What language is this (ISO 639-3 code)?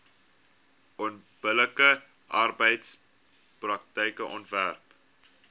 afr